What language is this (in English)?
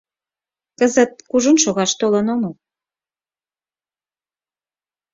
Mari